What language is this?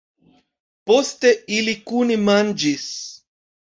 Esperanto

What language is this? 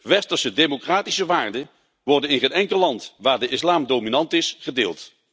Dutch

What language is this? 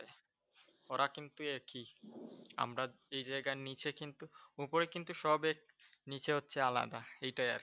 Bangla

